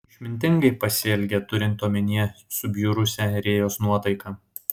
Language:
Lithuanian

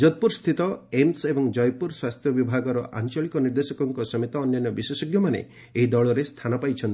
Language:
Odia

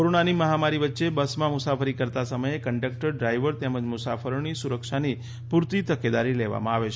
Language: Gujarati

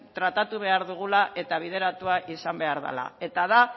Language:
Basque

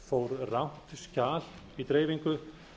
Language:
Icelandic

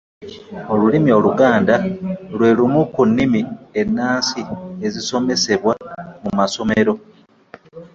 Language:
Ganda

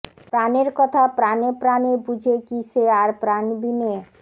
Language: Bangla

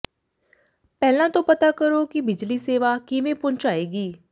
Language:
Punjabi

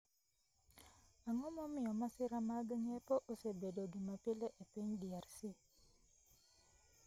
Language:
Luo (Kenya and Tanzania)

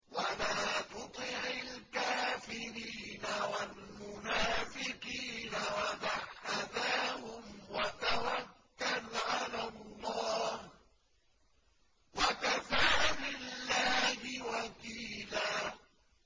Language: Arabic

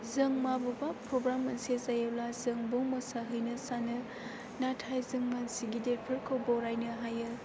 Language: Bodo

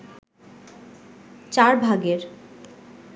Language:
Bangla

